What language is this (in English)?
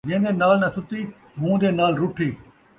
Saraiki